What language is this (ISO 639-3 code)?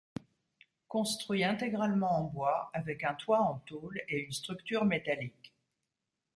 fra